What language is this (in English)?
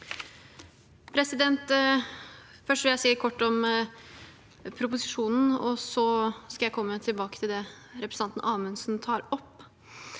Norwegian